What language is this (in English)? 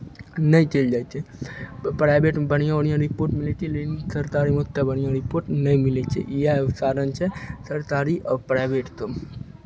Maithili